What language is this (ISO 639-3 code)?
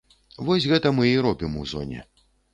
bel